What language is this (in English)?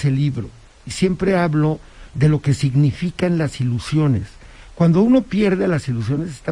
Spanish